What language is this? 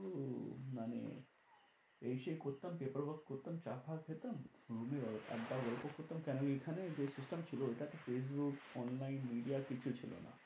Bangla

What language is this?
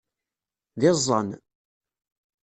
Kabyle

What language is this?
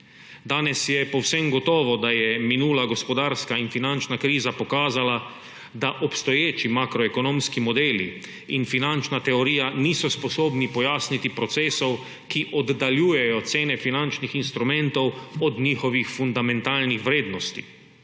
Slovenian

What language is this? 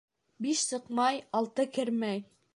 Bashkir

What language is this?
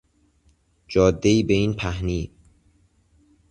Persian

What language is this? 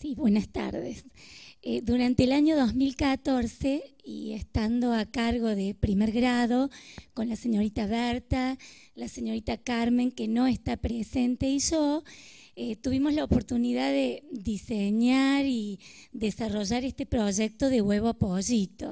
Spanish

